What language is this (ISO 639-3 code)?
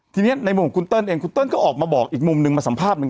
tha